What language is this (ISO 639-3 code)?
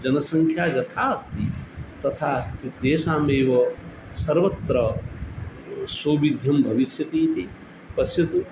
san